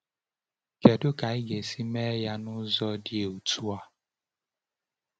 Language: Igbo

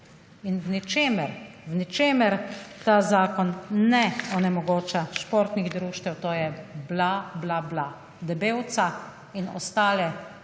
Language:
Slovenian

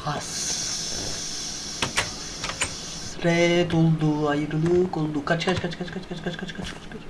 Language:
Turkish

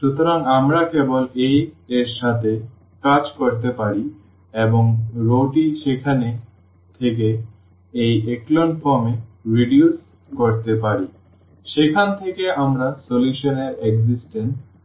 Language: Bangla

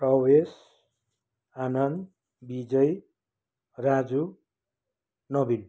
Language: Nepali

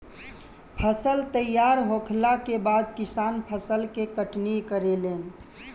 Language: Bhojpuri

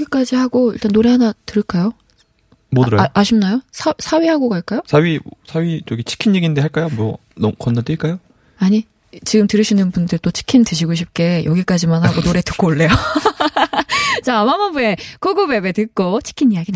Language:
Korean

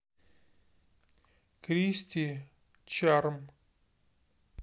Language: Russian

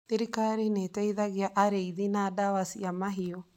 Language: Kikuyu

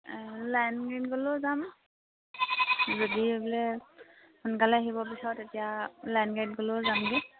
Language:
Assamese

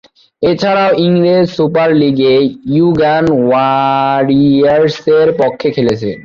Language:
Bangla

